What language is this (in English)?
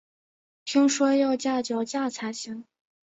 Chinese